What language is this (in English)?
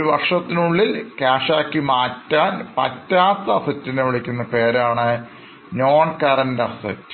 Malayalam